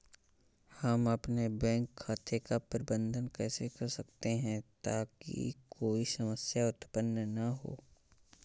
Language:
Hindi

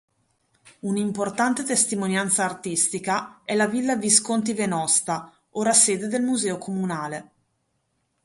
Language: Italian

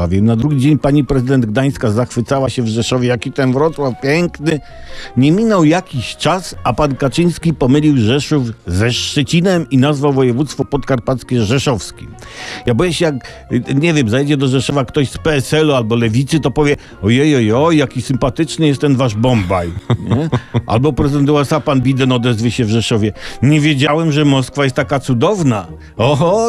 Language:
Polish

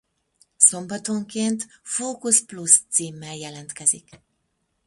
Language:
Hungarian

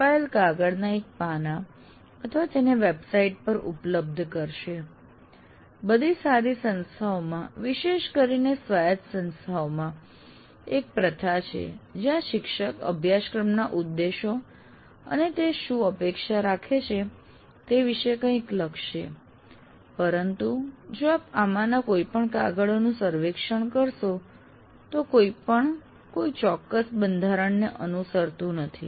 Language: Gujarati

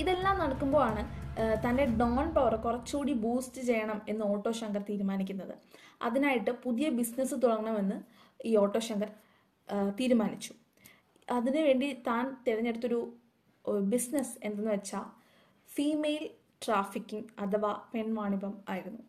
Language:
Malayalam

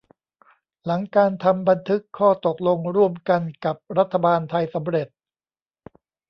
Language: Thai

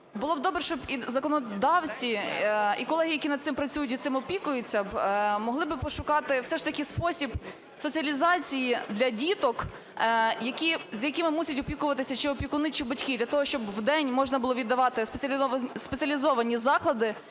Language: Ukrainian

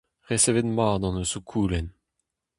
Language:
Breton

